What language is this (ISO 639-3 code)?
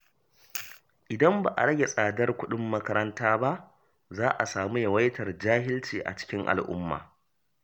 hau